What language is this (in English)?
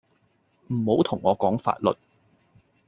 Cantonese